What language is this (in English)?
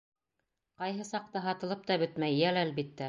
Bashkir